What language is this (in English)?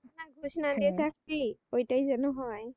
Bangla